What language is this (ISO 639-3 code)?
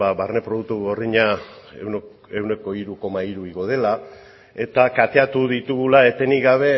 eus